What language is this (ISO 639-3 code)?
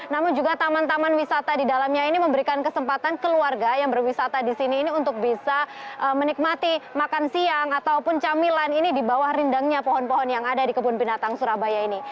ind